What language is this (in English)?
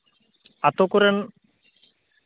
Santali